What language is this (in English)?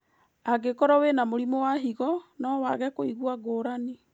Kikuyu